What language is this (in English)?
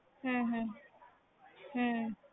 Punjabi